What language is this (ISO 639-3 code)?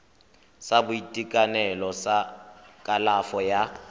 tsn